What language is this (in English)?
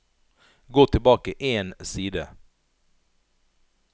Norwegian